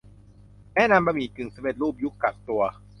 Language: Thai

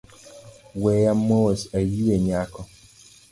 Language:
Luo (Kenya and Tanzania)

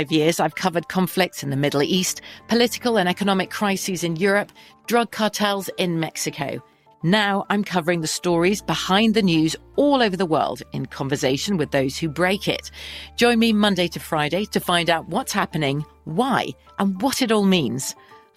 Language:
English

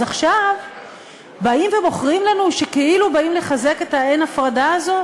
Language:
Hebrew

